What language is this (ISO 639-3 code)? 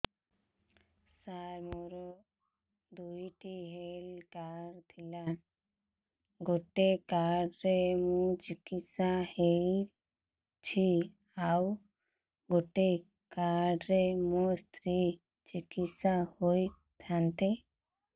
ori